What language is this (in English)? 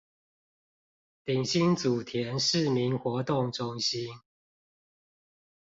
Chinese